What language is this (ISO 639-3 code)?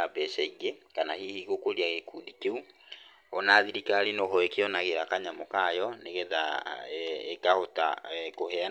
kik